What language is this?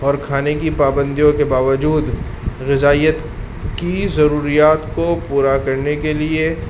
Urdu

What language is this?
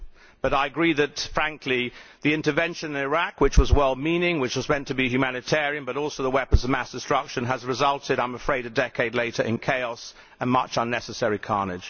English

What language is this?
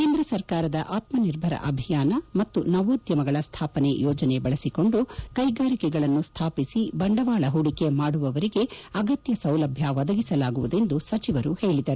Kannada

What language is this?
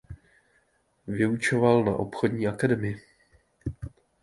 Czech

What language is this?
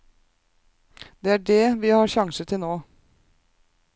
Norwegian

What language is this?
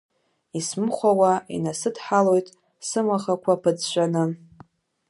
Abkhazian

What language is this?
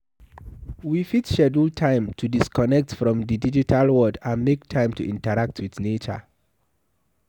Nigerian Pidgin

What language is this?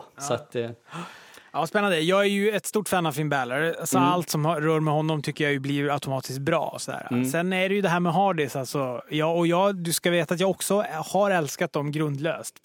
Swedish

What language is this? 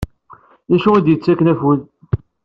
Kabyle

